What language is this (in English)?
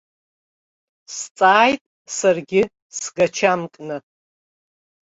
Abkhazian